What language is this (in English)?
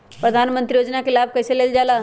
Magahi